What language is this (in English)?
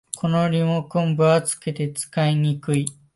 Japanese